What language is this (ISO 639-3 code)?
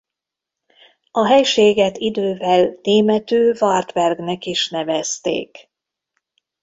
hun